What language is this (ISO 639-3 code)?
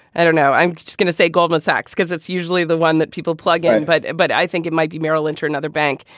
eng